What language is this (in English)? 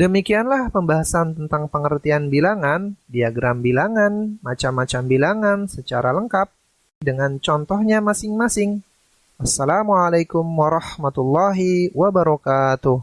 Indonesian